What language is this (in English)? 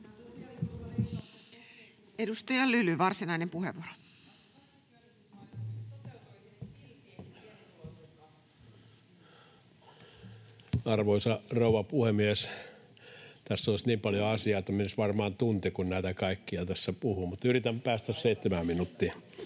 Finnish